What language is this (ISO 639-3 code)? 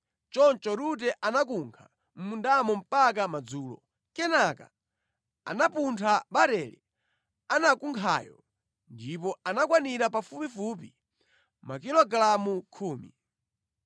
nya